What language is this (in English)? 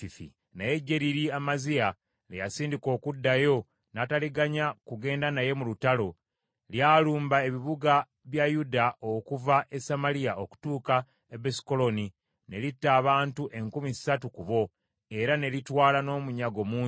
Ganda